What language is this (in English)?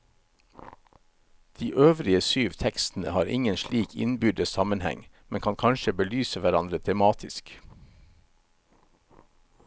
Norwegian